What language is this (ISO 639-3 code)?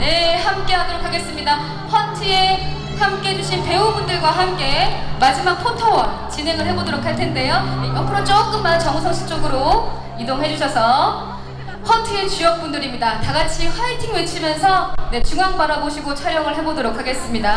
kor